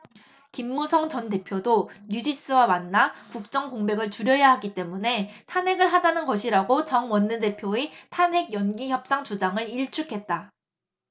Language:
Korean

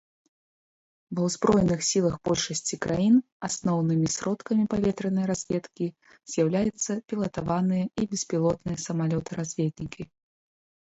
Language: Belarusian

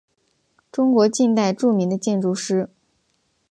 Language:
Chinese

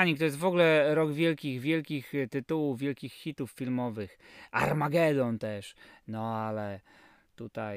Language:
Polish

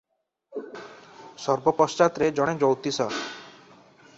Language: Odia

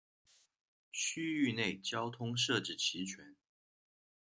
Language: Chinese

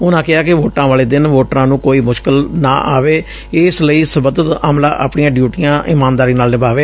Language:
Punjabi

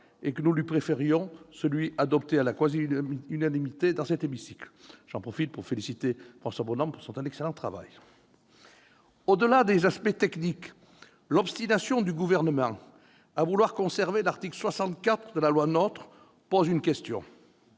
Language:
French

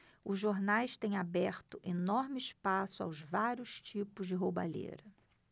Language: Portuguese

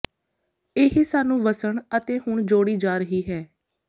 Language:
Punjabi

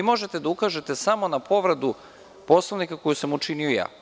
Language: Serbian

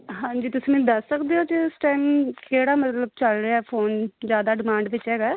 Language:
Punjabi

